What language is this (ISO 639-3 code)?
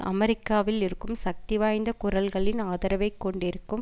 tam